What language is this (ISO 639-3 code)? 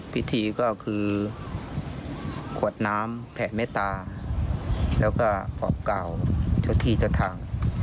tha